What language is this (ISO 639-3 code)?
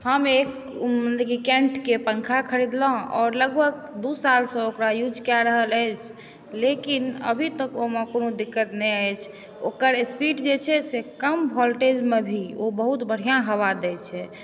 mai